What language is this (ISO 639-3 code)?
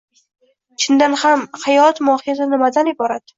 uzb